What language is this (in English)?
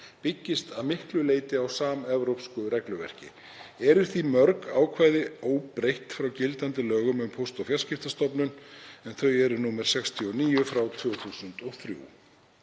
Icelandic